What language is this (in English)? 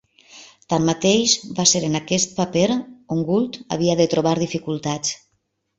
Catalan